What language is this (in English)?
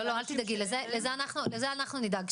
Hebrew